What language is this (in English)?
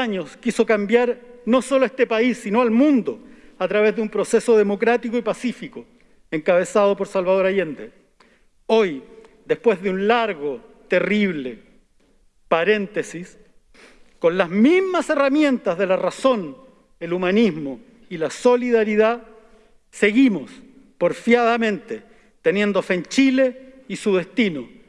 Spanish